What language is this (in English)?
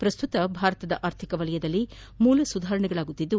Kannada